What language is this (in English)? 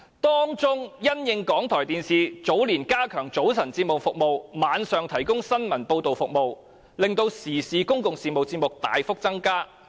Cantonese